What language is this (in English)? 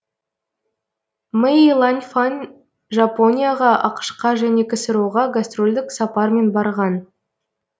Kazakh